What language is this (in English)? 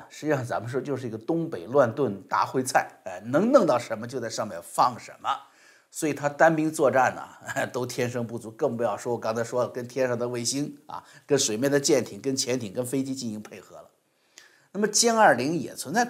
Chinese